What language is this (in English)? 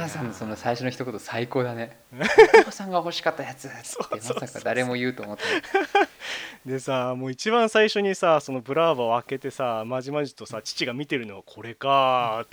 Japanese